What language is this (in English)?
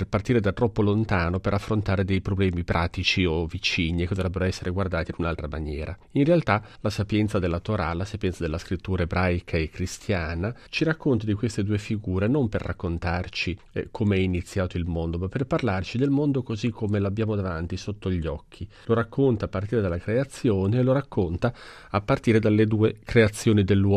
Italian